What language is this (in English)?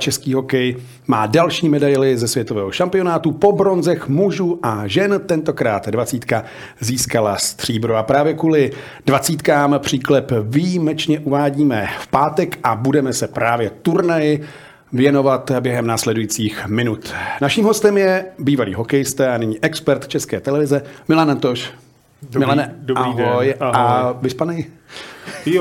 Czech